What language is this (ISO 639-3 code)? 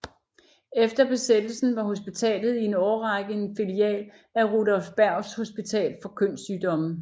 dan